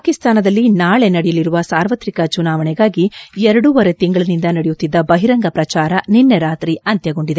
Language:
Kannada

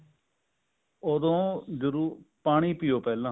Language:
Punjabi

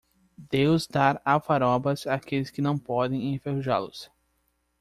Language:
Portuguese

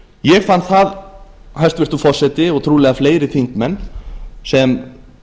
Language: Icelandic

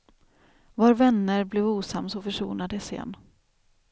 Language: Swedish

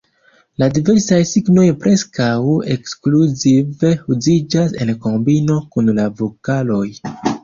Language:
Esperanto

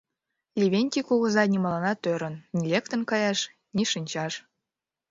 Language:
Mari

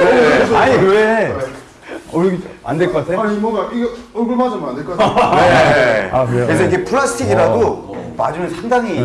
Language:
Korean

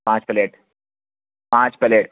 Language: Urdu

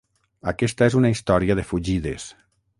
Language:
Catalan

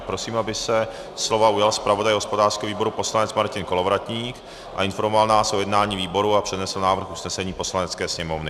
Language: Czech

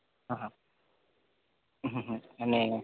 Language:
Gujarati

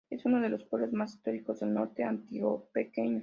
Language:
Spanish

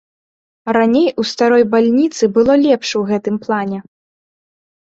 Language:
Belarusian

